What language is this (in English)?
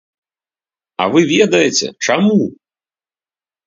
Belarusian